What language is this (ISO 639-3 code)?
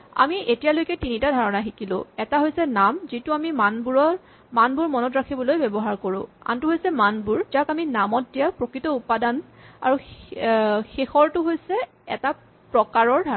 asm